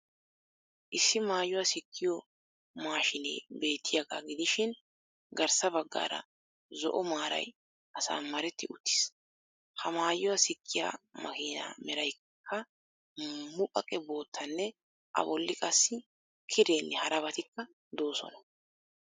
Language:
Wolaytta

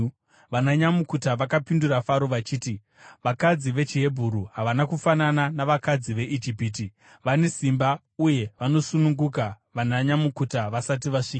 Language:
Shona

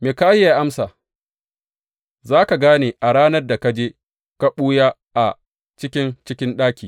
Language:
Hausa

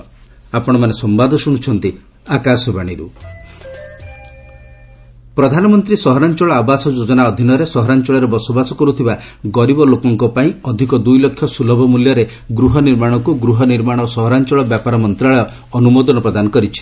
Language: Odia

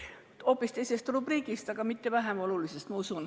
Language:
Estonian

